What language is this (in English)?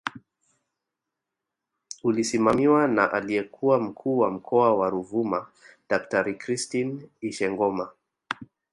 Swahili